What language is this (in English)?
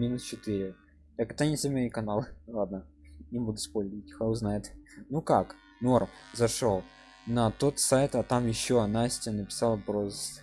Russian